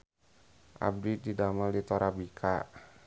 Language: Sundanese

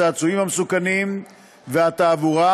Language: Hebrew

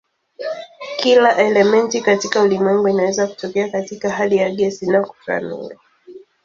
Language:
Swahili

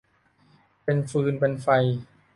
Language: Thai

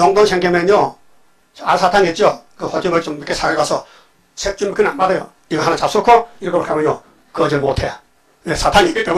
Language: Korean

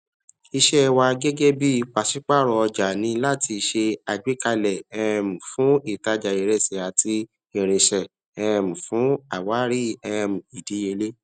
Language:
Yoruba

